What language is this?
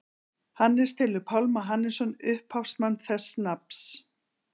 Icelandic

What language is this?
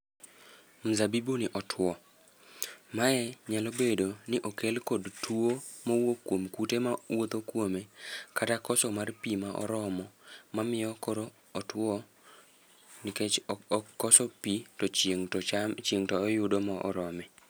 Luo (Kenya and Tanzania)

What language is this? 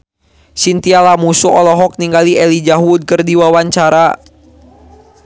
Sundanese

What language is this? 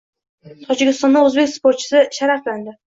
Uzbek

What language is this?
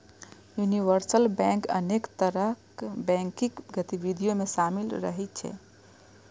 Maithili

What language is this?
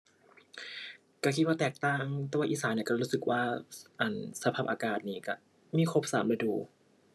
Thai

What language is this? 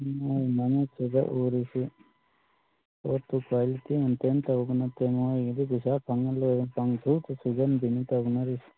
Manipuri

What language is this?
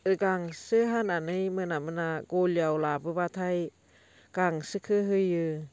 Bodo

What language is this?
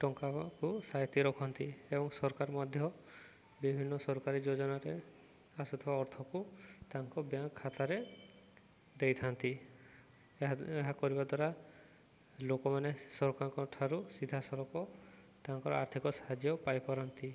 Odia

